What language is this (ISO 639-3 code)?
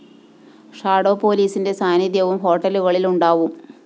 mal